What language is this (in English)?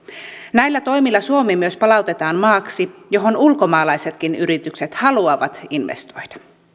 Finnish